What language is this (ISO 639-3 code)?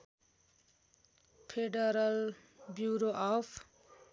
nep